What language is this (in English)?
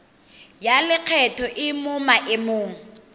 Tswana